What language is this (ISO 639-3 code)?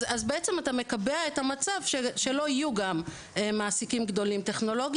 heb